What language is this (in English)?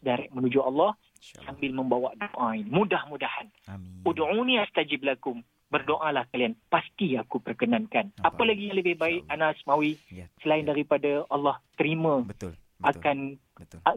Malay